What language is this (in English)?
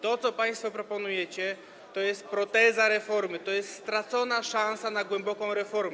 Polish